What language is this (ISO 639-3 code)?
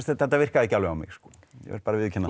isl